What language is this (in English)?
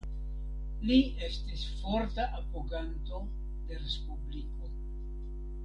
Esperanto